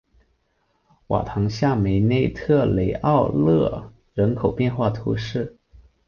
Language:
Chinese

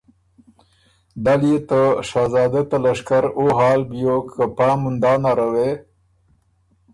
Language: Ormuri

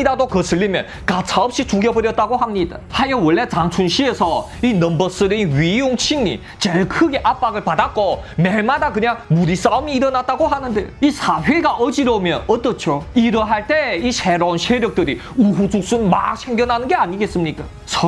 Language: Korean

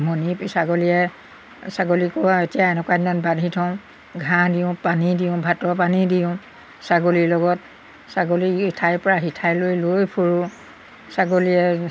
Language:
Assamese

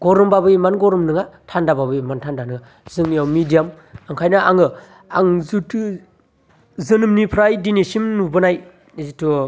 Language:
Bodo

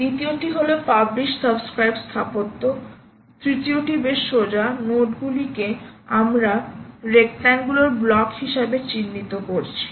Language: Bangla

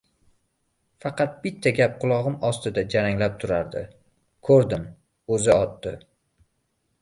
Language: Uzbek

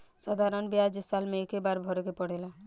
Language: Bhojpuri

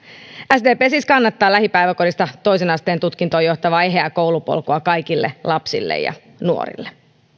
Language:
Finnish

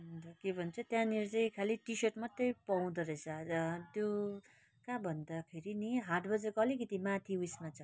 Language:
Nepali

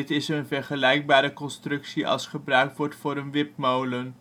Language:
Dutch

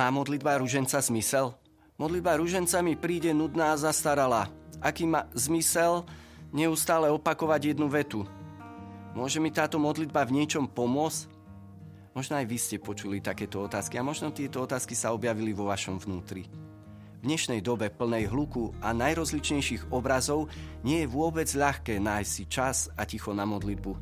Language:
Slovak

